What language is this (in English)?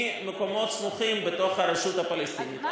Hebrew